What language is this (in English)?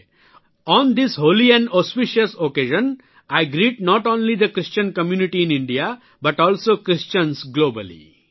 Gujarati